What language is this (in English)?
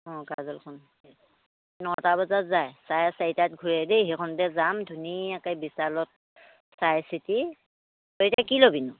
Assamese